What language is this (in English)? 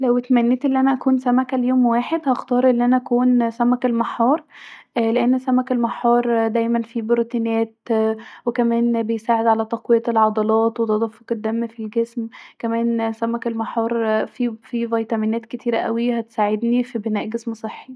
Egyptian Arabic